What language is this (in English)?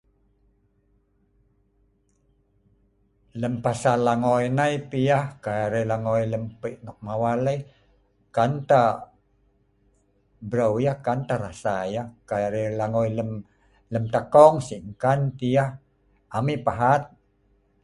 Sa'ban